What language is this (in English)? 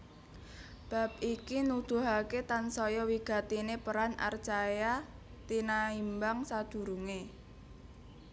Javanese